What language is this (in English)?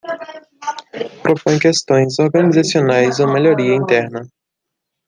Portuguese